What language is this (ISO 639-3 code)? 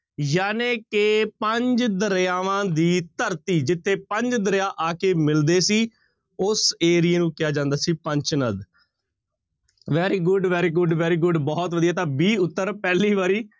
pan